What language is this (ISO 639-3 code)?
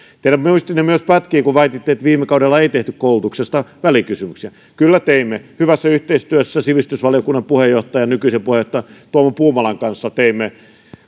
fin